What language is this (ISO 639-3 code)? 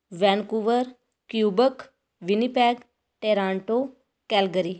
pan